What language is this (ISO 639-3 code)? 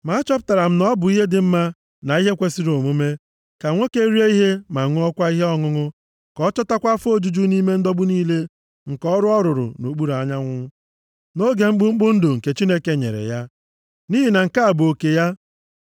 ibo